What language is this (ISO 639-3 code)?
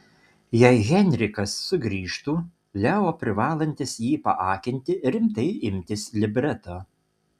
lit